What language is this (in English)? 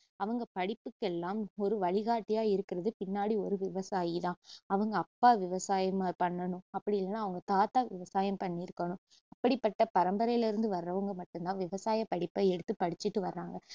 Tamil